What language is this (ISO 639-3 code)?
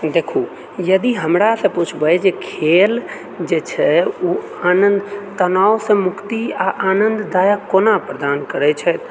mai